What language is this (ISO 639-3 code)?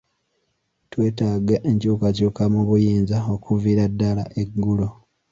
lug